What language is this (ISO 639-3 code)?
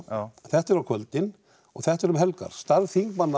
isl